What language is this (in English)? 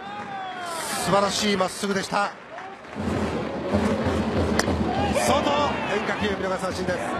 Japanese